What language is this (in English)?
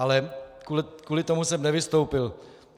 Czech